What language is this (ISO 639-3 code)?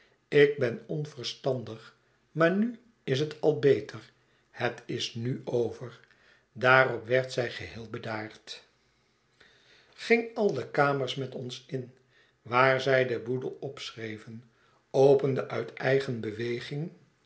nld